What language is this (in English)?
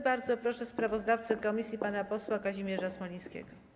Polish